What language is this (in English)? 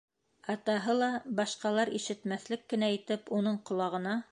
Bashkir